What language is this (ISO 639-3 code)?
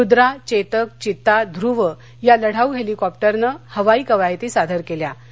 mar